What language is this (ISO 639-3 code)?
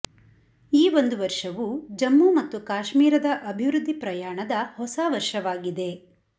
kan